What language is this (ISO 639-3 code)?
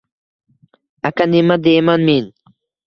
uzb